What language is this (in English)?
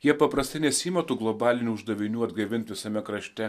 Lithuanian